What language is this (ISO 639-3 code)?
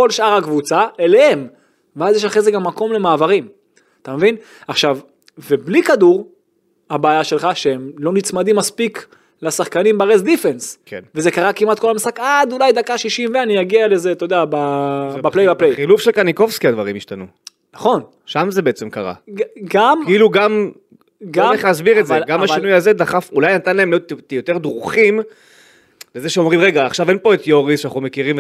heb